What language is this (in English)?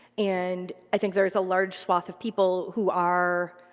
English